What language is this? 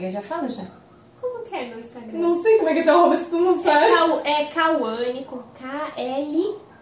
Portuguese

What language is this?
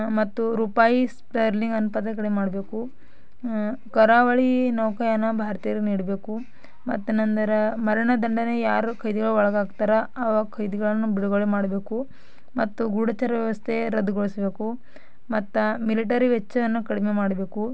Kannada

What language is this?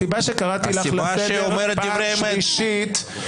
Hebrew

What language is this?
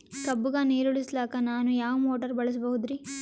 Kannada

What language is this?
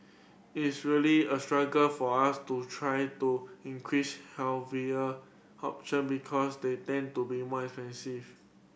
English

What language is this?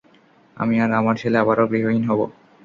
Bangla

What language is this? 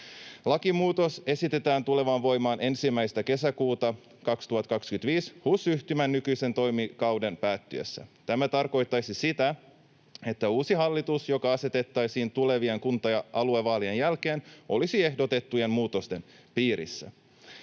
Finnish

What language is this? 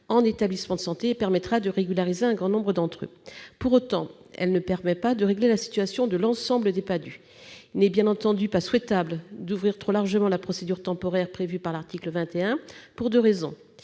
French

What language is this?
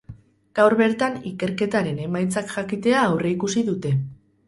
Basque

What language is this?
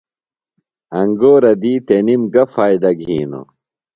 Phalura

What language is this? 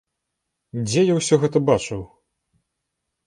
Belarusian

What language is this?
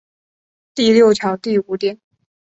Chinese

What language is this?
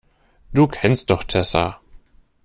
German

